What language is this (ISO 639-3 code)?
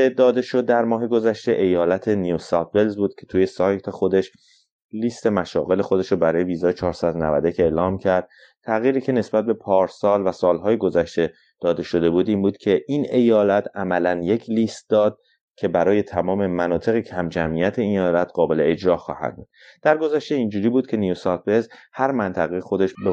fas